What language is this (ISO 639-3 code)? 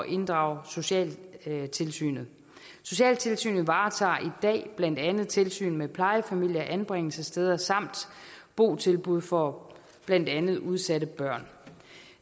dan